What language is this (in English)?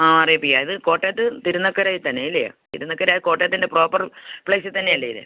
Malayalam